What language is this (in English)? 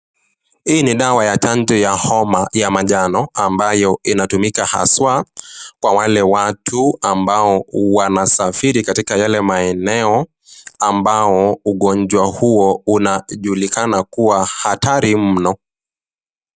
Swahili